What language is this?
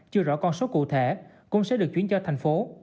Vietnamese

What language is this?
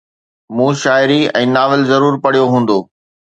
Sindhi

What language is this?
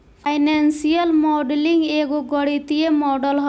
Bhojpuri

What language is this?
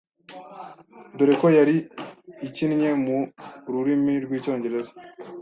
Kinyarwanda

